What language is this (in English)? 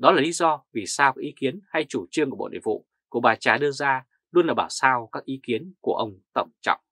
Vietnamese